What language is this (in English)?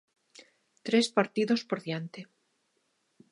Galician